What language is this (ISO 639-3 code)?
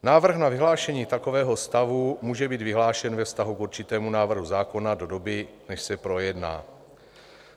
ces